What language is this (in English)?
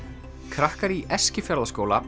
Icelandic